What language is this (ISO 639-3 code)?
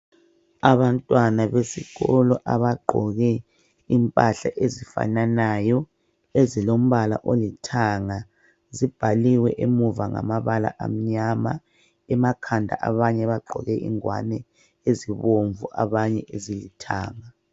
nde